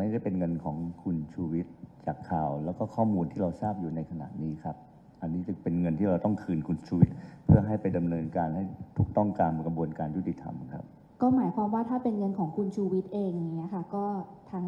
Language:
Thai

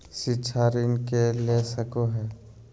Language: Magahi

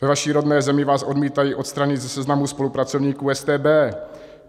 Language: Czech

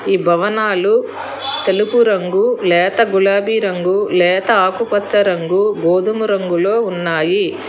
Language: Telugu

